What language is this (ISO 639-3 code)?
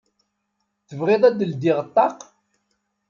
kab